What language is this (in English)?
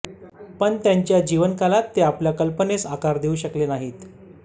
Marathi